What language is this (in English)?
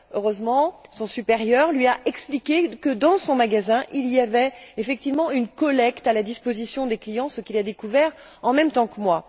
French